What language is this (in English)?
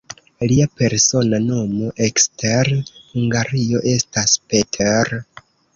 Esperanto